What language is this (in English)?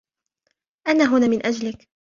Arabic